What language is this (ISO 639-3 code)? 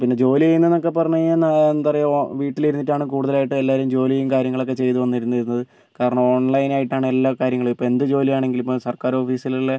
mal